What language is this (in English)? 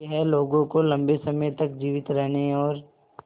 Hindi